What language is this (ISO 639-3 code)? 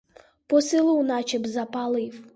ukr